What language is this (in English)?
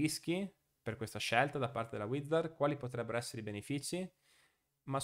Italian